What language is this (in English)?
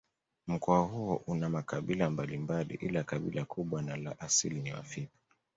Swahili